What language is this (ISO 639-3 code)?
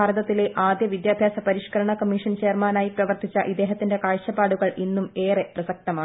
mal